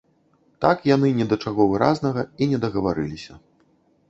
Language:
Belarusian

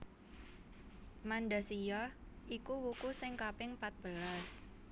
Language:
Javanese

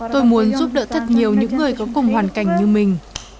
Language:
Vietnamese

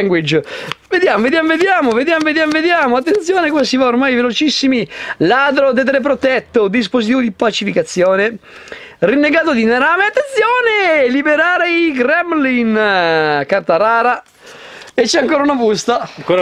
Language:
Italian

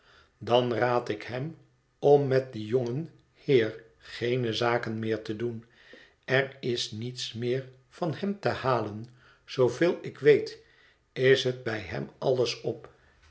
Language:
Dutch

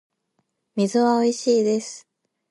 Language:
Japanese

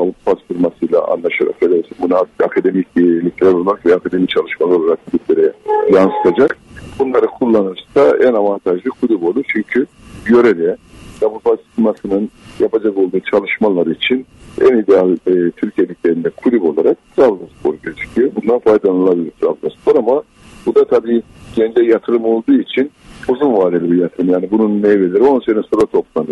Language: Turkish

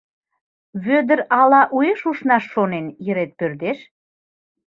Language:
Mari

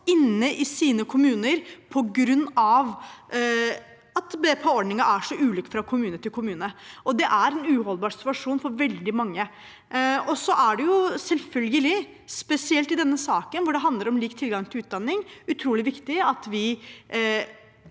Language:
Norwegian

